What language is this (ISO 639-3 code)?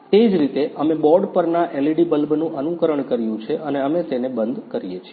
guj